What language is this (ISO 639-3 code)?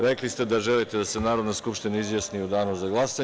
srp